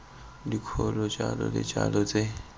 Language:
Tswana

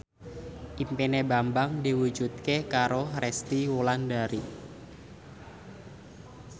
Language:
Javanese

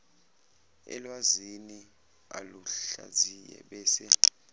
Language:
Zulu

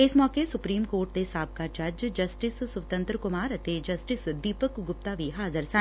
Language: Punjabi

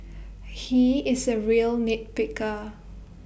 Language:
English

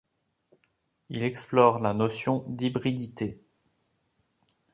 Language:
French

